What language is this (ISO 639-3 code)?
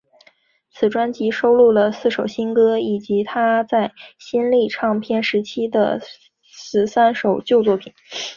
zho